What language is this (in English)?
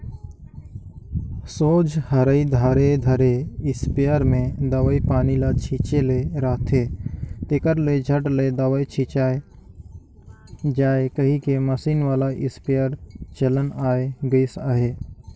Chhattisgarhi